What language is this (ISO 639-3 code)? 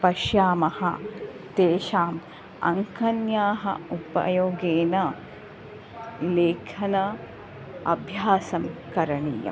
san